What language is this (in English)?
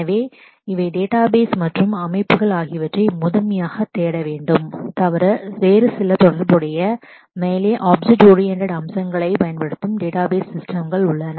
Tamil